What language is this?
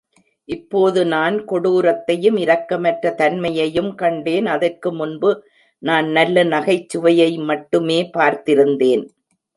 Tamil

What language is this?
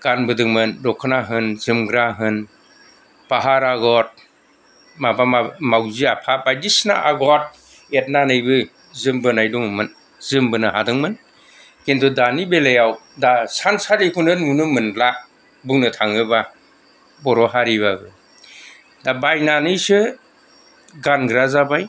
Bodo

